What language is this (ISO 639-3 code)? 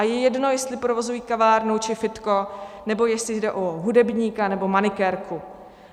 ces